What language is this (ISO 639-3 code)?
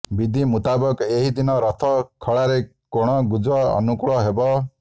ori